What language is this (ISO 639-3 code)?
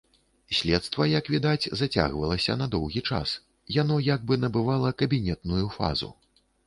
bel